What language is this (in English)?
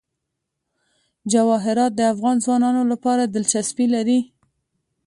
Pashto